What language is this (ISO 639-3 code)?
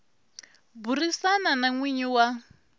tso